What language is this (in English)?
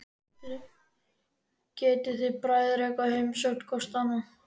Icelandic